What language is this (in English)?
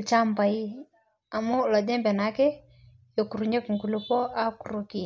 Masai